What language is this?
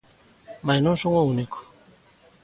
Galician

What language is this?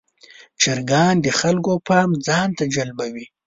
Pashto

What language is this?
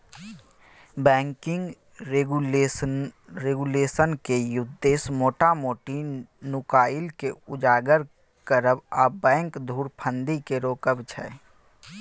Maithili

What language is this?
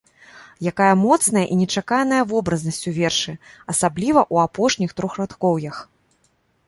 Belarusian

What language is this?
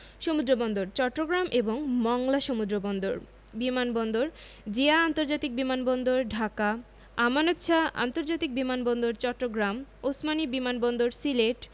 Bangla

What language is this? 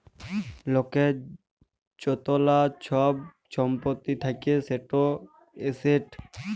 Bangla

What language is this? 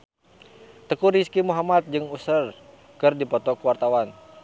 Sundanese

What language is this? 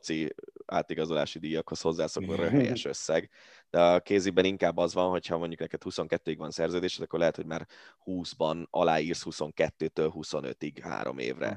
Hungarian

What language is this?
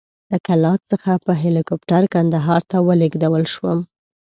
Pashto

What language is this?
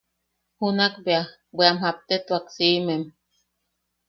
Yaqui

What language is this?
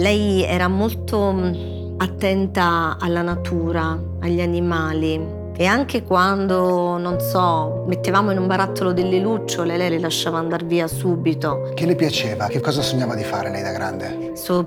Italian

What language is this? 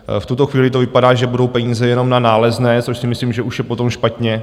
Czech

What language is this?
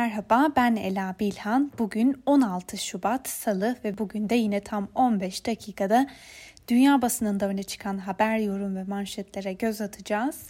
Turkish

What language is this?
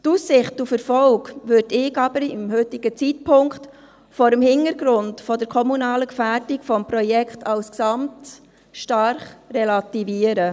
Swiss German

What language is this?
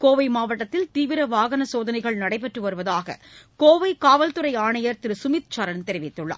Tamil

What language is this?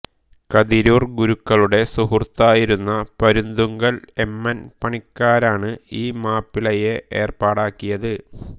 Malayalam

